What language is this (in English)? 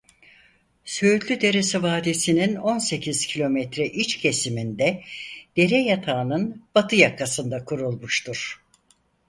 Turkish